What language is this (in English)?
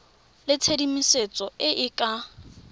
Tswana